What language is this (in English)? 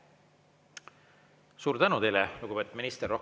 Estonian